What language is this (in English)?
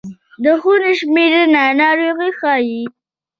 Pashto